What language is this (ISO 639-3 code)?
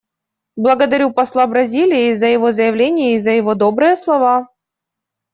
rus